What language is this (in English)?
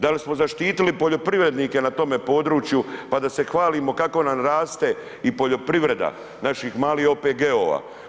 Croatian